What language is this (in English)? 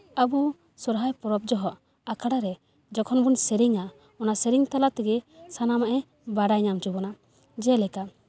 Santali